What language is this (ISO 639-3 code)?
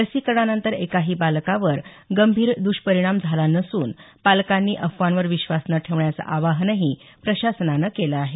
mar